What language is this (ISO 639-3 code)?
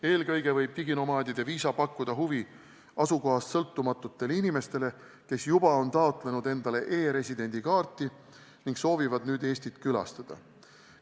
est